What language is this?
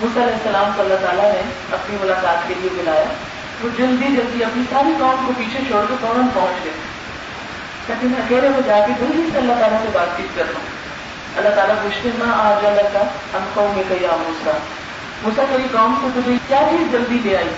Urdu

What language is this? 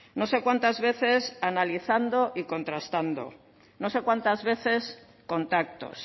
Spanish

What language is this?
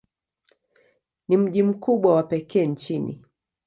Swahili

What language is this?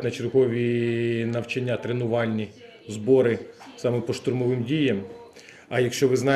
Ukrainian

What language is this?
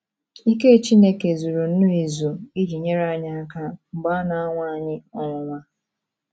Igbo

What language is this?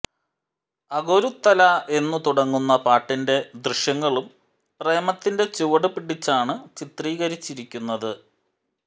Malayalam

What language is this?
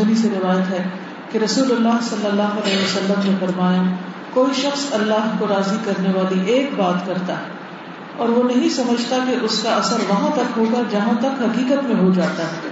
Urdu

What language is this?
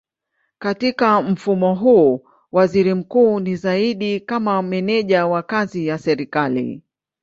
Swahili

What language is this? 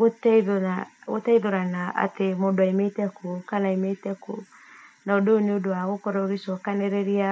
Kikuyu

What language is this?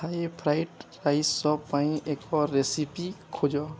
Odia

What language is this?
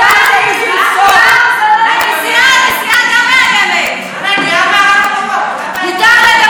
Hebrew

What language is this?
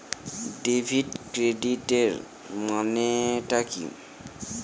Bangla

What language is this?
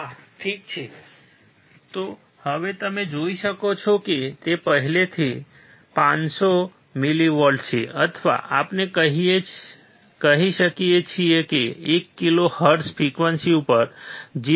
Gujarati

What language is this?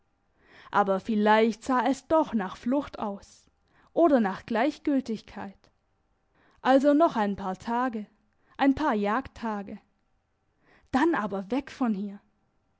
German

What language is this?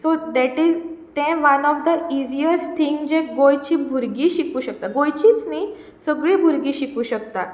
Konkani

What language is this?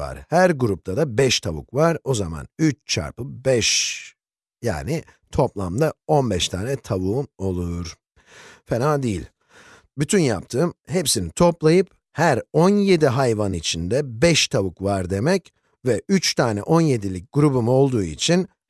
Turkish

